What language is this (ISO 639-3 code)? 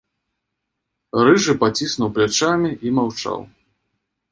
bel